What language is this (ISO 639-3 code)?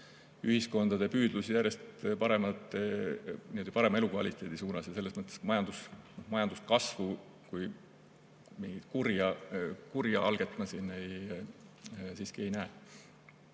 est